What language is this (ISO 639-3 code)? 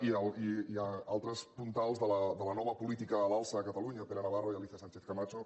cat